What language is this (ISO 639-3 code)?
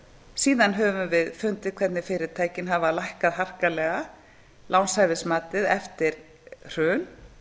isl